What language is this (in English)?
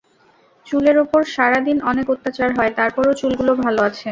Bangla